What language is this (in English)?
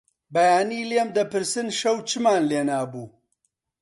Central Kurdish